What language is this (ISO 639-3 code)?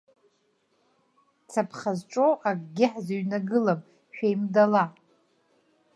abk